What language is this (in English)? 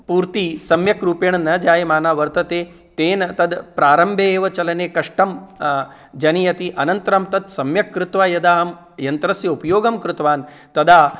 Sanskrit